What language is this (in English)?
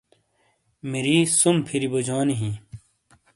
Shina